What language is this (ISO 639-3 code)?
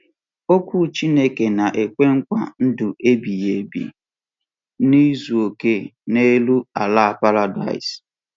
ibo